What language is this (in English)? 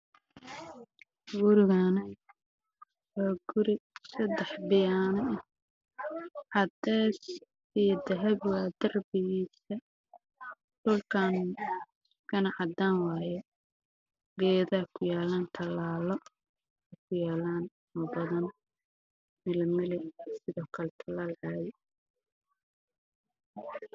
Somali